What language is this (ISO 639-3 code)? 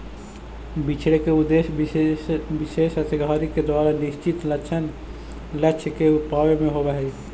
mag